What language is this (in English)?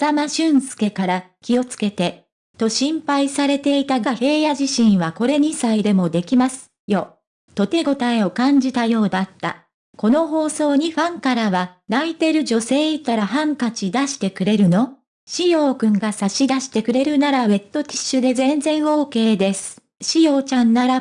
Japanese